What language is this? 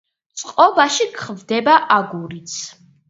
Georgian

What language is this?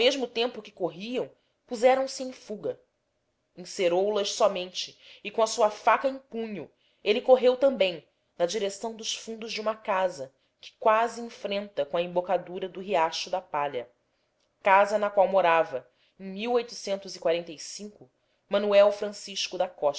Portuguese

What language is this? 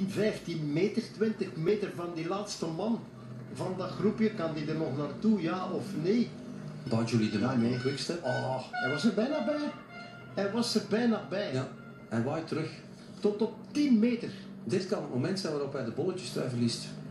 Dutch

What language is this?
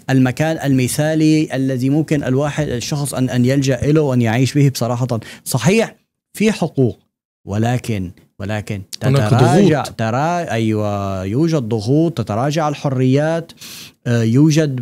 Arabic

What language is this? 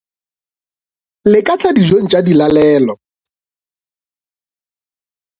Northern Sotho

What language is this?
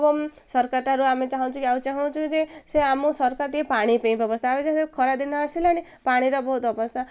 Odia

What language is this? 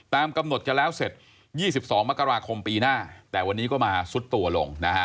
Thai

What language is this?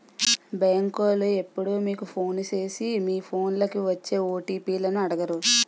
Telugu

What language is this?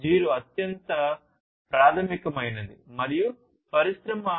Telugu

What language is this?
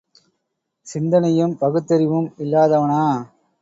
Tamil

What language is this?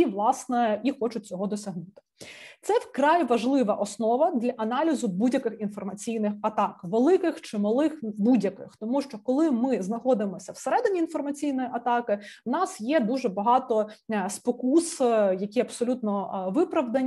Ukrainian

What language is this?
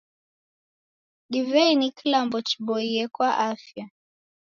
Taita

